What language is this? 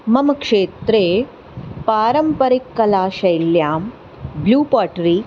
Sanskrit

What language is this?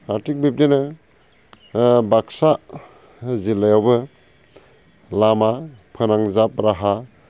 Bodo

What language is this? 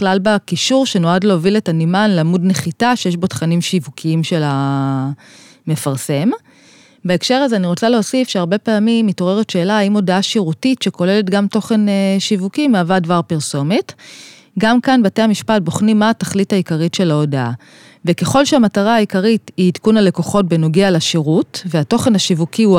Hebrew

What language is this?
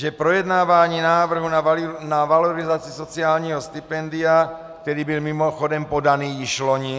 Czech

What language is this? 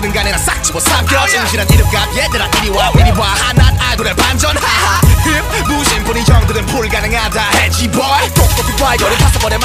Romanian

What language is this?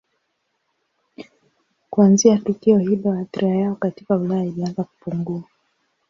Swahili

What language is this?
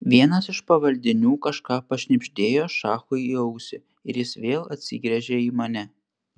Lithuanian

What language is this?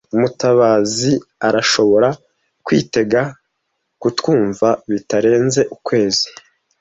Kinyarwanda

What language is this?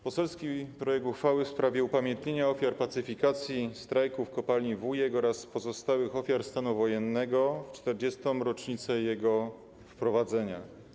Polish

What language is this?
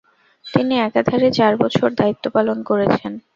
Bangla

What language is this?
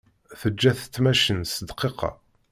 Kabyle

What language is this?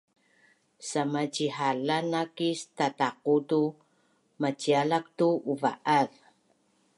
Bunun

